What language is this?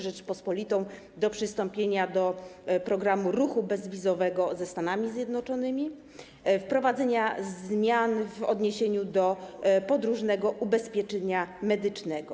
Polish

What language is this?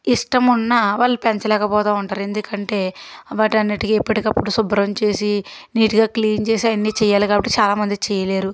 Telugu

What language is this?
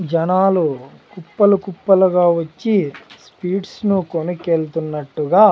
Telugu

